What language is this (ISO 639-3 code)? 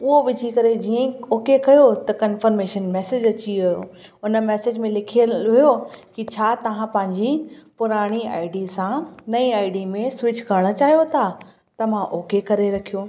snd